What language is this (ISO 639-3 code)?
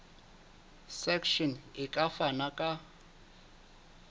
sot